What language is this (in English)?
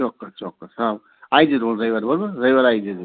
Gujarati